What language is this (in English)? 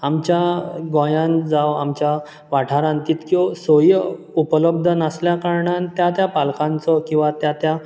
Konkani